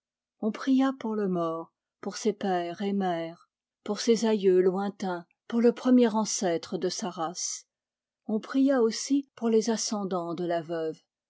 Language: French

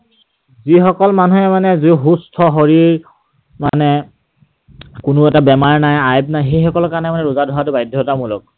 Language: Assamese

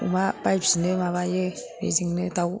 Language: Bodo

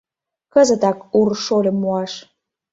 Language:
Mari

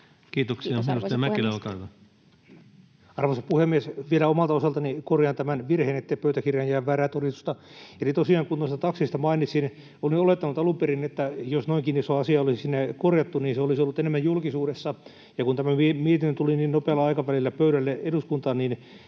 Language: Finnish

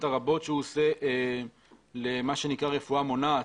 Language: Hebrew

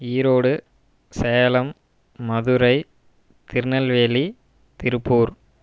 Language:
Tamil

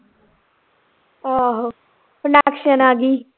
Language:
Punjabi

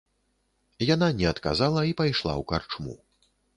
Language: Belarusian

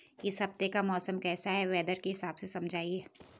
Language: Hindi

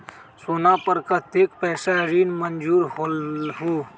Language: Magahi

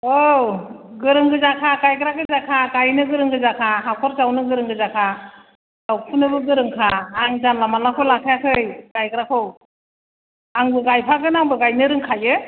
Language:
Bodo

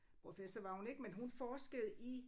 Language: Danish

